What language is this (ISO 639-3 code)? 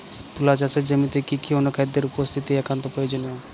ben